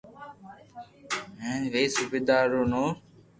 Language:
Loarki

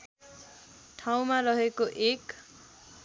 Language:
Nepali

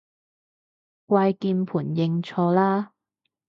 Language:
Cantonese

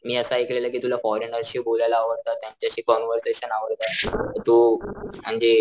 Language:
Marathi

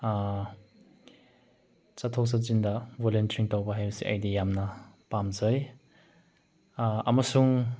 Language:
Manipuri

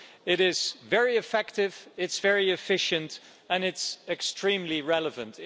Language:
English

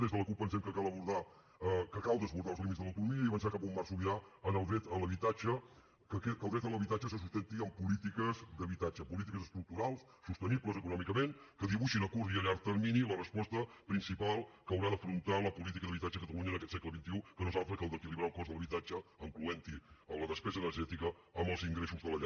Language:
Catalan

